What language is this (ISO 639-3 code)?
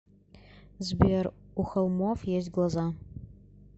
rus